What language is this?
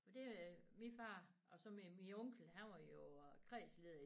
Danish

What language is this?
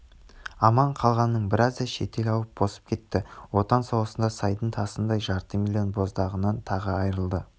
Kazakh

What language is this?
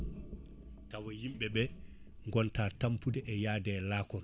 Fula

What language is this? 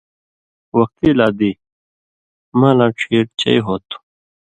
Indus Kohistani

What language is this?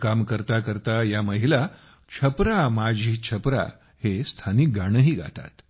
Marathi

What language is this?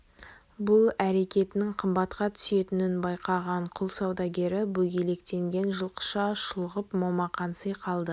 Kazakh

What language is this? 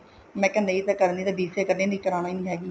Punjabi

